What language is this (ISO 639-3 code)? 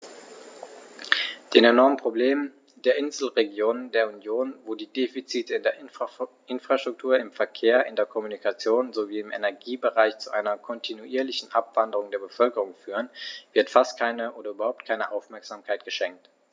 deu